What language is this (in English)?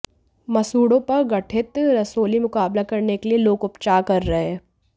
Hindi